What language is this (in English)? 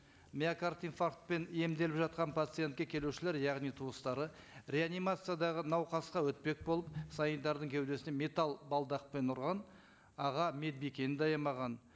Kazakh